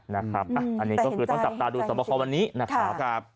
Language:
Thai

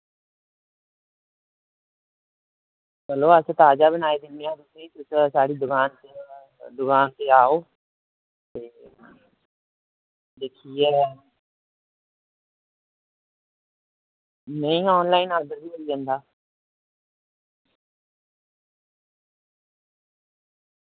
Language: Dogri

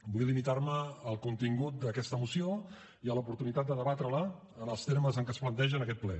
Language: Catalan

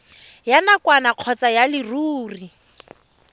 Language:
Tswana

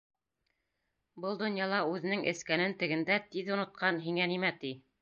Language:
Bashkir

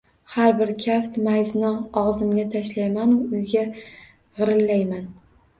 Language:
Uzbek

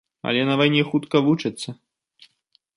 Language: Belarusian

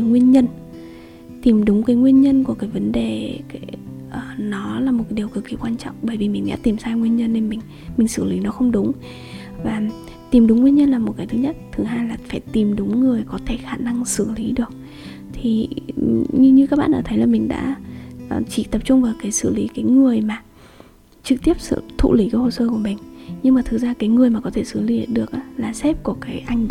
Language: Vietnamese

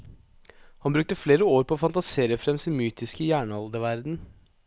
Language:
Norwegian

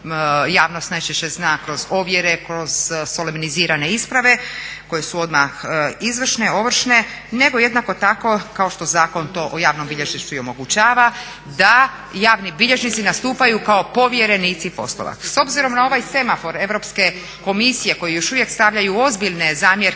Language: Croatian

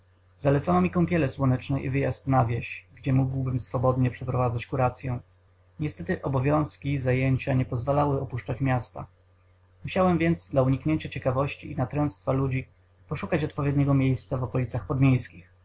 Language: Polish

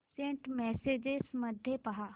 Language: Marathi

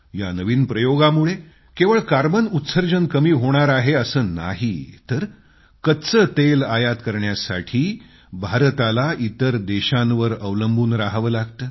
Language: Marathi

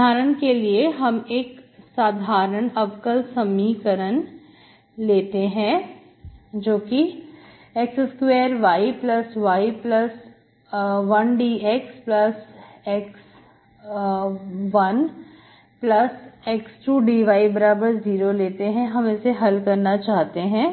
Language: Hindi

